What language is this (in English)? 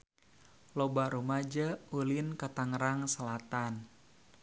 Sundanese